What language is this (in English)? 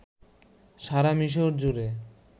Bangla